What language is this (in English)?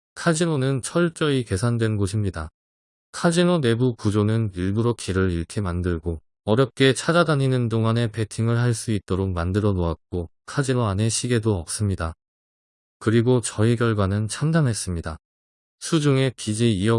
Korean